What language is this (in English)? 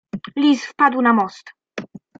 Polish